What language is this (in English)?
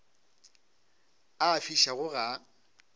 Northern Sotho